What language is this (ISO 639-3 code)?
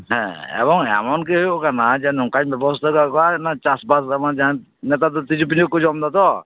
sat